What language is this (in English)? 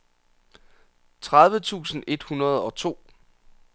Danish